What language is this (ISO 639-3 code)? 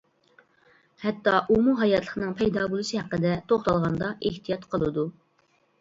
uig